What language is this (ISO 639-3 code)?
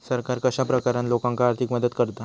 mar